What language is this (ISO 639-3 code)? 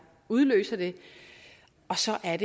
dan